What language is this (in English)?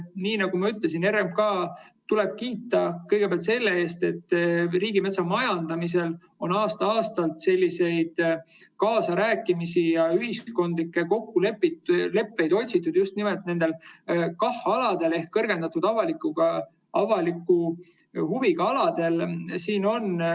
Estonian